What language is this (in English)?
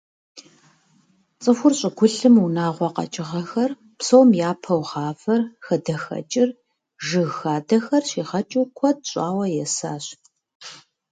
Kabardian